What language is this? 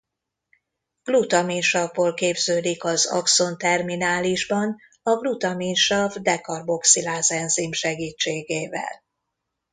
Hungarian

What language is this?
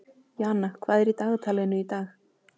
Icelandic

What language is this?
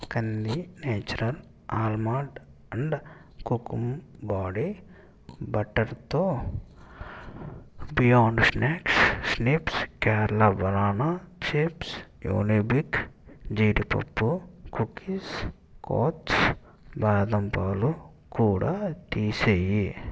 Telugu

